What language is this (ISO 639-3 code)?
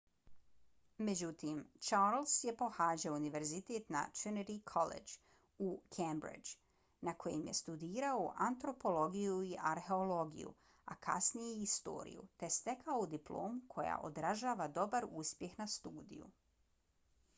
bos